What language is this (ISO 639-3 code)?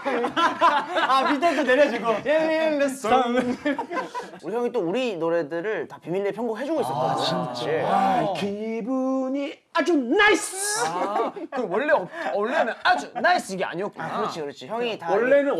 kor